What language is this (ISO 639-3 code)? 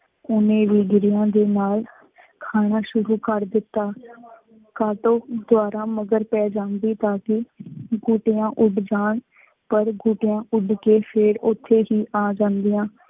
pan